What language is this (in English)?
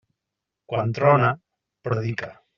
Catalan